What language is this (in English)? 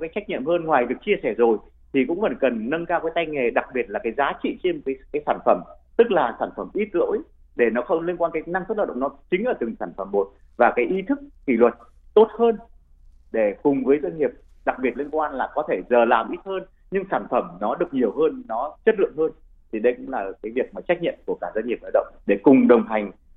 Vietnamese